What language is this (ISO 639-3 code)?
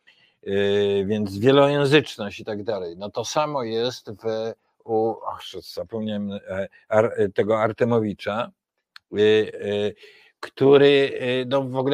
pol